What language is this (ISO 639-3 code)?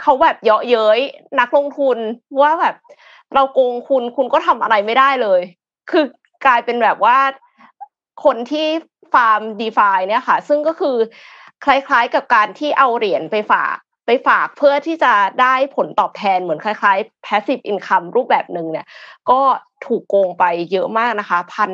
tha